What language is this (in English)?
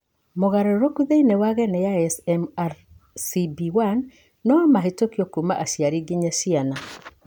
Kikuyu